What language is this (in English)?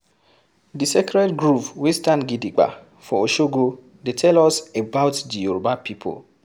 Nigerian Pidgin